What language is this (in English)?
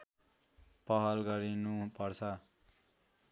Nepali